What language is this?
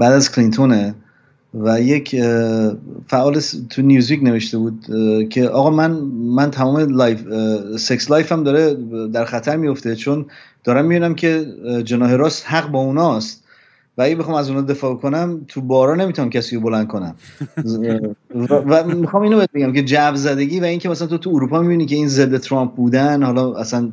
Persian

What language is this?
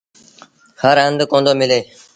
Sindhi Bhil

